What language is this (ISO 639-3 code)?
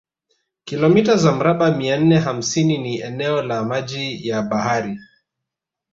swa